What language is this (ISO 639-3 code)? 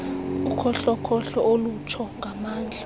xho